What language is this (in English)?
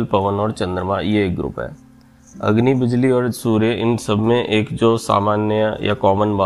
Hindi